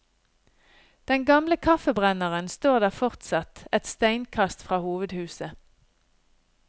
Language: Norwegian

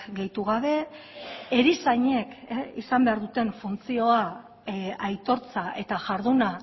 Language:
Basque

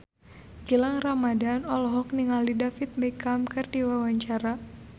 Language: Sundanese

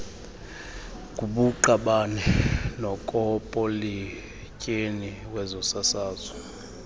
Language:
Xhosa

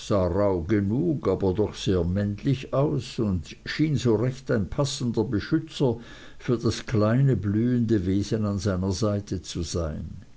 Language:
German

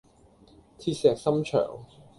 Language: Cantonese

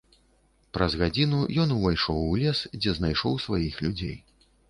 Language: Belarusian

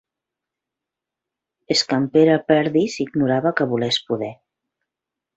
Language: Catalan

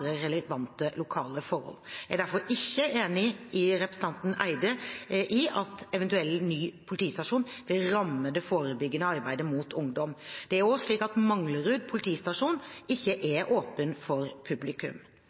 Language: Norwegian Bokmål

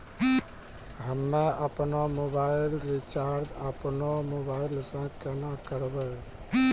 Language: Maithili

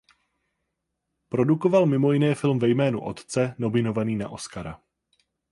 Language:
Czech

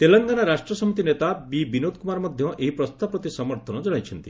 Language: Odia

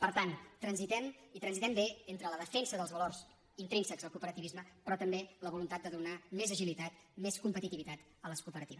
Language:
Catalan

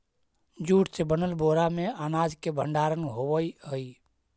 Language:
Magahi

